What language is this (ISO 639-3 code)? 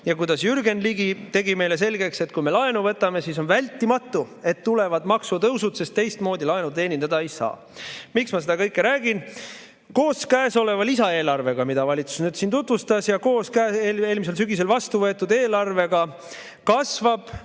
est